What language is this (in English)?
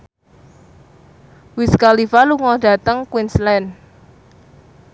Javanese